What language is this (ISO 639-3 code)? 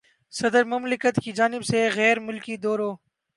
urd